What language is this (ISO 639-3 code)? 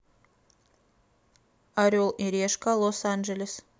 rus